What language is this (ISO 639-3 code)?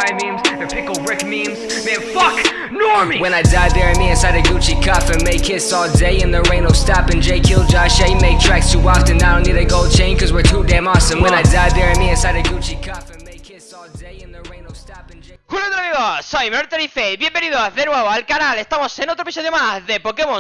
spa